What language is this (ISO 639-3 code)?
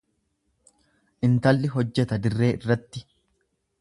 orm